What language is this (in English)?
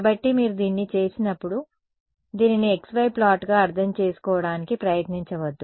Telugu